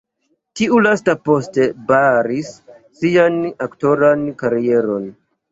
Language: Esperanto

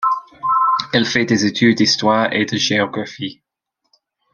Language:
French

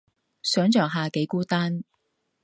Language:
Cantonese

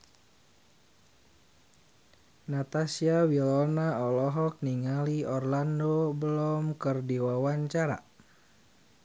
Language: Sundanese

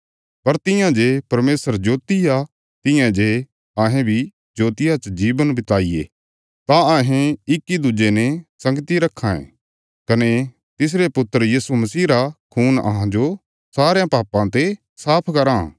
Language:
Bilaspuri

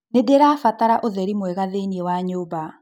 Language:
Kikuyu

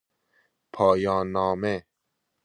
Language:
Persian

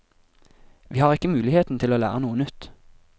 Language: Norwegian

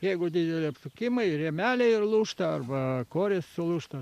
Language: Lithuanian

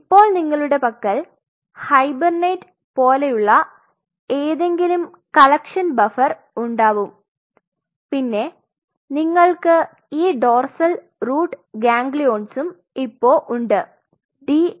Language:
Malayalam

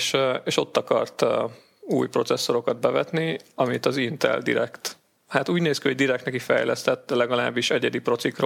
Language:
Hungarian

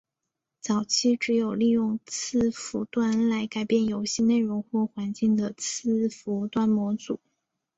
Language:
Chinese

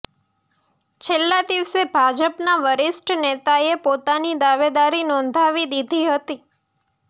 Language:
Gujarati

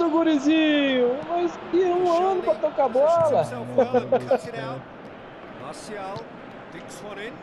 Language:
Portuguese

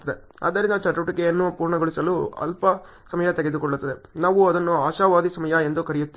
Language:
Kannada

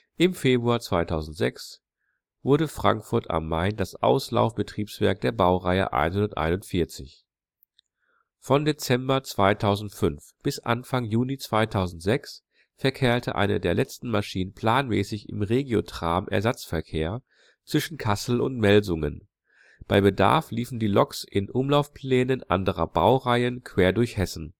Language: German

